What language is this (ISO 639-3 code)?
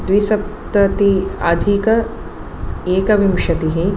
san